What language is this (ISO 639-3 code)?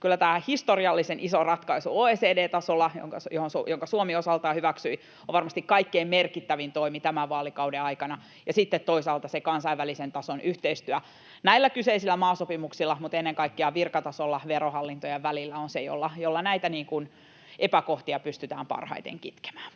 fin